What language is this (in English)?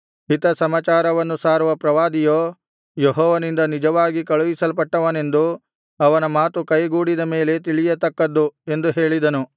Kannada